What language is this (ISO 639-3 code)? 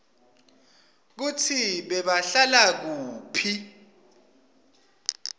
ssw